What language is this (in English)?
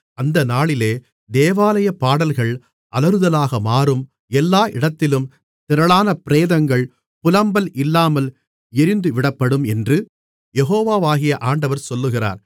Tamil